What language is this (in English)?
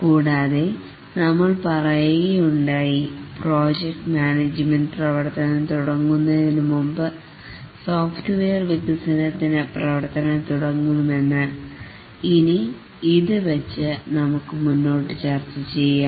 Malayalam